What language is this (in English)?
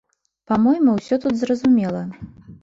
Belarusian